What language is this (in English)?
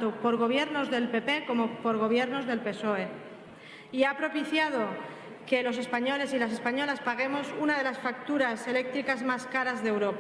Spanish